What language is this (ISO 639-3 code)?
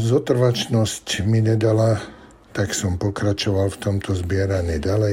slk